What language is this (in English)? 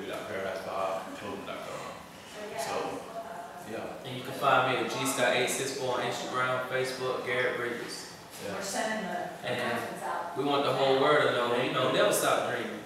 English